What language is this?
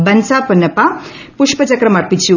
Malayalam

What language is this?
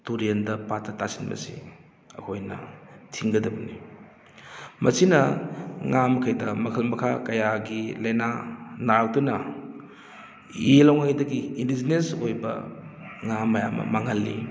Manipuri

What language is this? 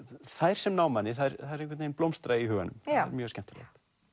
Icelandic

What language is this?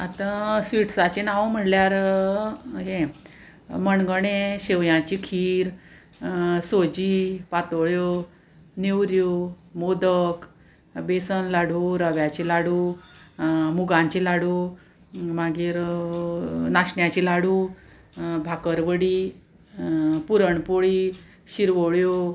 Konkani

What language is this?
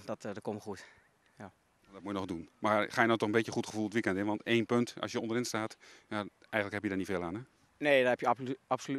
Dutch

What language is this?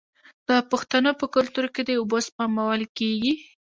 Pashto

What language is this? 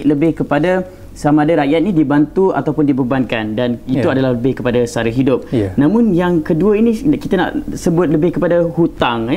Malay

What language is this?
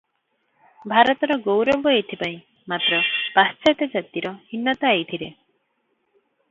Odia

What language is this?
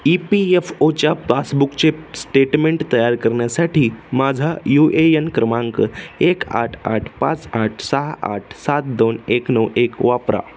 Marathi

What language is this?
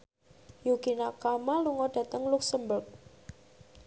Javanese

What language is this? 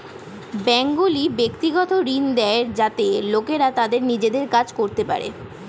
Bangla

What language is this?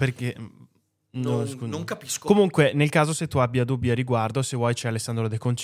Italian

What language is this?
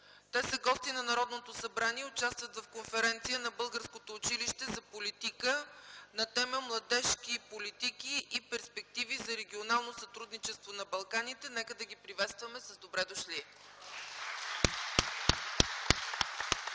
Bulgarian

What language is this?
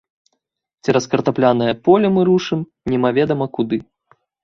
Belarusian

